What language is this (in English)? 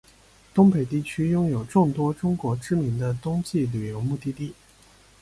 Chinese